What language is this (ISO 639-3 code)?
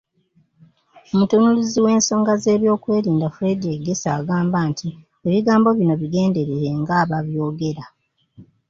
lug